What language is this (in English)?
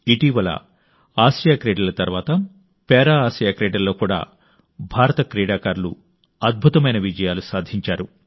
Telugu